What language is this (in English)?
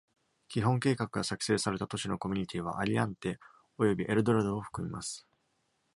Japanese